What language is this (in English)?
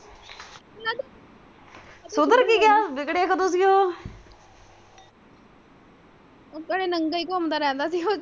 Punjabi